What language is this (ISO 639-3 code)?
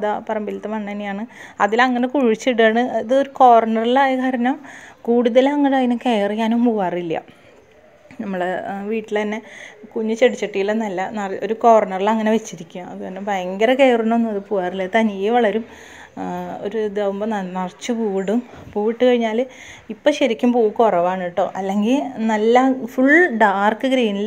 ron